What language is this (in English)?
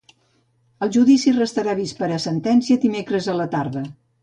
Catalan